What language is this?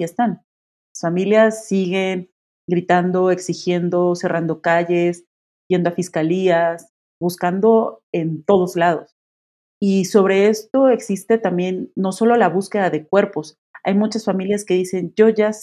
Spanish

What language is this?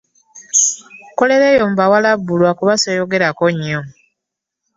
Ganda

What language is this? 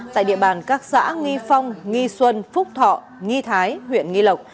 Vietnamese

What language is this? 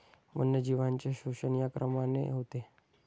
Marathi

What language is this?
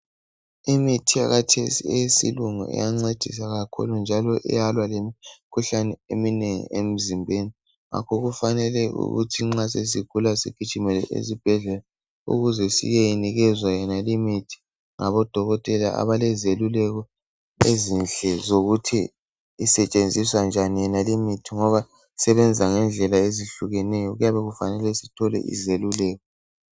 North Ndebele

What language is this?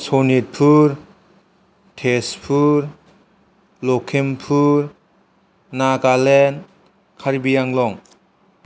Bodo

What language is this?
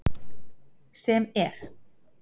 Icelandic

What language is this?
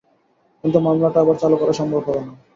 Bangla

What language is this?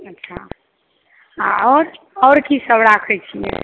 Maithili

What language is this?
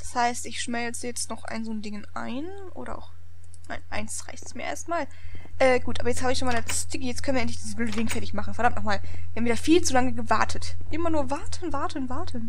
German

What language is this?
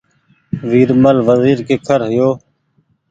Goaria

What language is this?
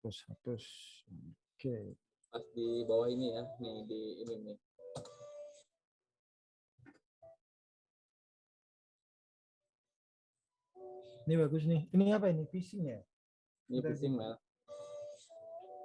Indonesian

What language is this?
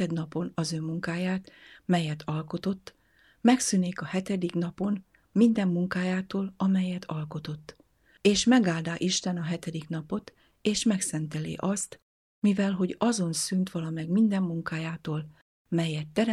Hungarian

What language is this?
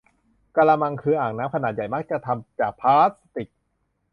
Thai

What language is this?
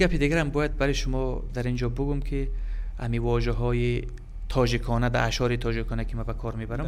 Persian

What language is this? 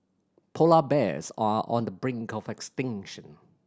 English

